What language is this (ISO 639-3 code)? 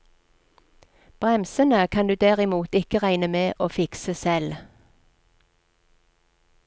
nor